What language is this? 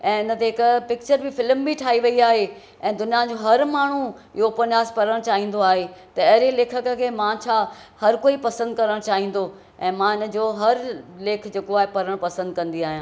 Sindhi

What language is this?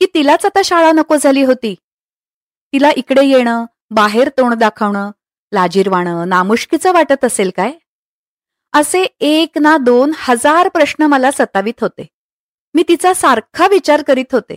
Marathi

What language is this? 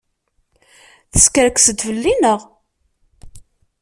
Kabyle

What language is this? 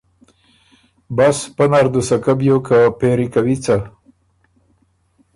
Ormuri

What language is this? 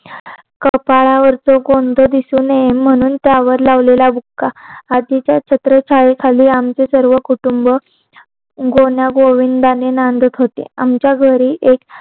Marathi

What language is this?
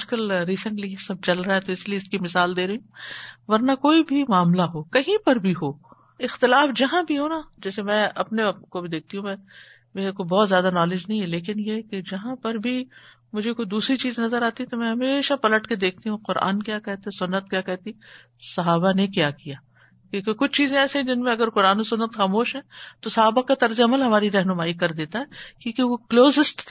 Urdu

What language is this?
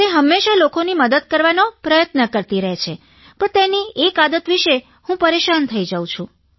Gujarati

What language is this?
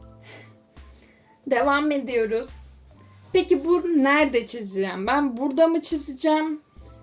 Turkish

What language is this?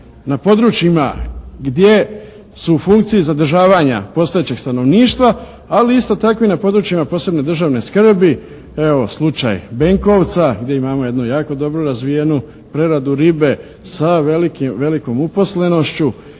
Croatian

